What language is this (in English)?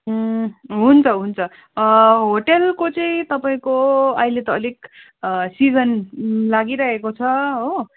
Nepali